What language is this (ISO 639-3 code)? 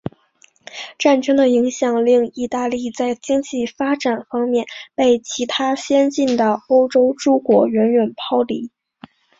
zho